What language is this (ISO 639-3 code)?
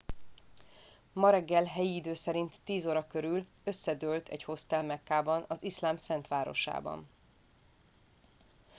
hun